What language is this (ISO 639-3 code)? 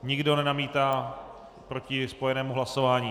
ces